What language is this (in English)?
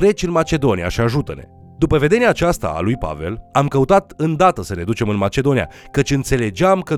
Romanian